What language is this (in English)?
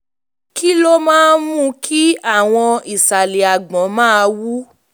Yoruba